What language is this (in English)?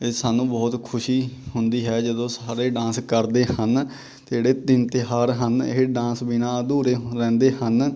Punjabi